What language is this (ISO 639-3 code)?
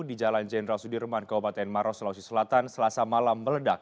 ind